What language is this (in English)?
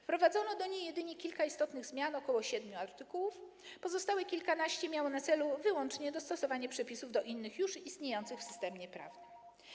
Polish